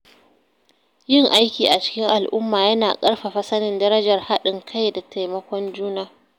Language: Hausa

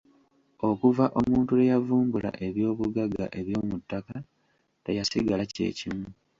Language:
Ganda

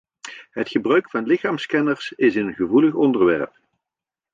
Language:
Dutch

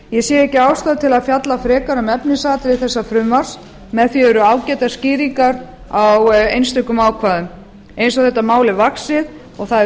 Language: Icelandic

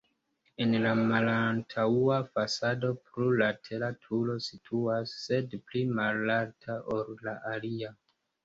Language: Esperanto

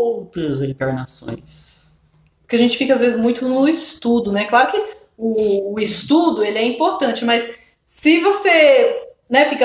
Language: Portuguese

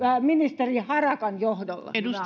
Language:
Finnish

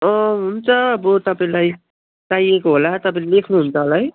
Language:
Nepali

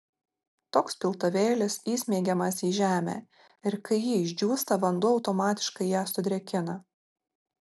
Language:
Lithuanian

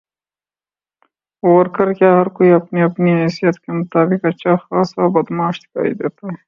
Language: Urdu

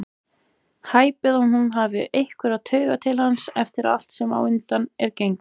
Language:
Icelandic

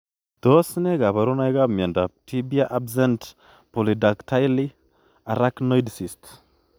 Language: Kalenjin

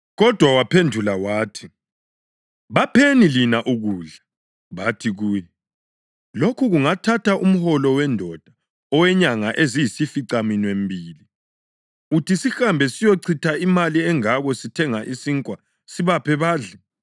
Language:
North Ndebele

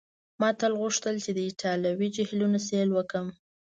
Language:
Pashto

